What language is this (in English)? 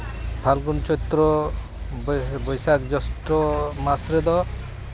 Santali